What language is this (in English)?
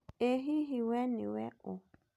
Kikuyu